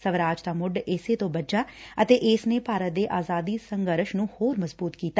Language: Punjabi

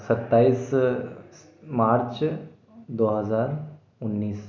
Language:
Hindi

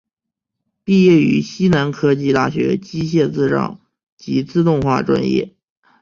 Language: Chinese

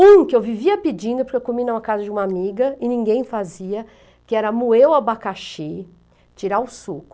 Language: Portuguese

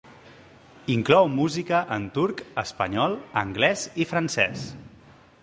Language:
Catalan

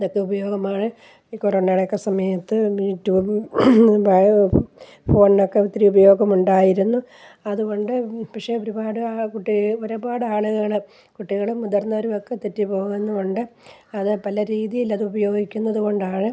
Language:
Malayalam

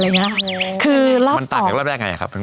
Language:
Thai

